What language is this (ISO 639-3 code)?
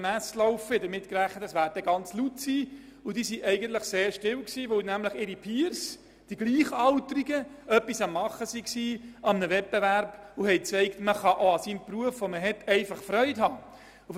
gsw